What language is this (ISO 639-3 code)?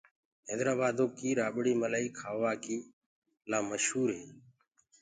ggg